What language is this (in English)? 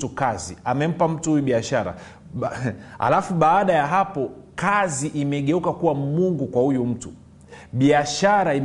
Swahili